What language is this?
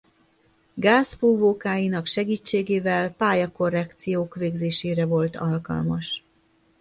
Hungarian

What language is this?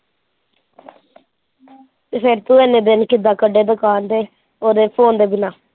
Punjabi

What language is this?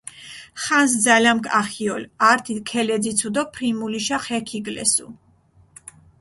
Mingrelian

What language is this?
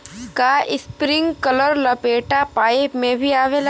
Bhojpuri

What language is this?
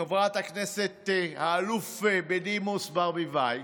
Hebrew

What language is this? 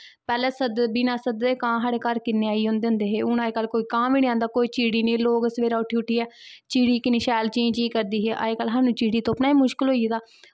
Dogri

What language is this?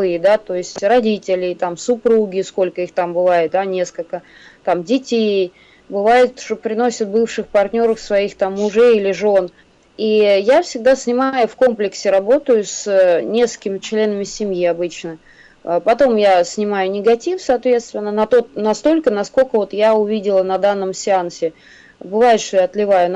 Russian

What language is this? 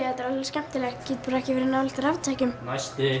Icelandic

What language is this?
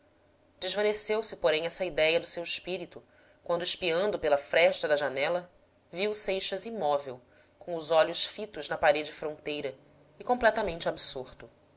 Portuguese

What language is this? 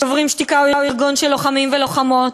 Hebrew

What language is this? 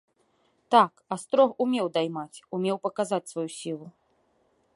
Belarusian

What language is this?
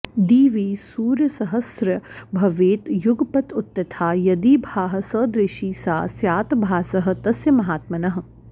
Sanskrit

